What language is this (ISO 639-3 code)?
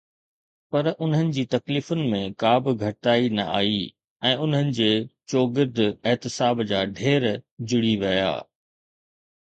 snd